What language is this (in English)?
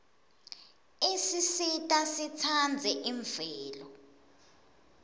Swati